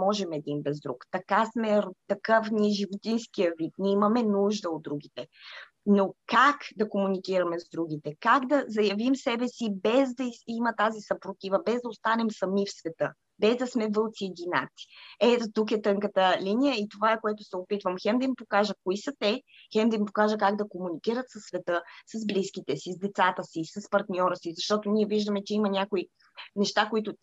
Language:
Bulgarian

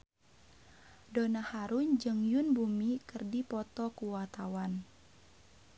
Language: Sundanese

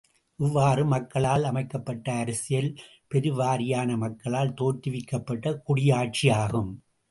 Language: Tamil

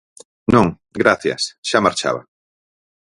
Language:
Galician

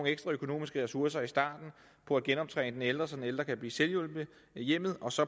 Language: Danish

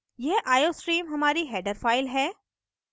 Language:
Hindi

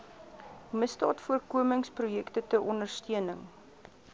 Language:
Afrikaans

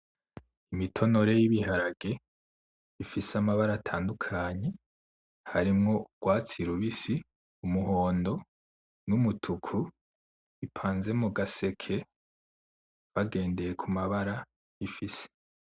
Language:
Rundi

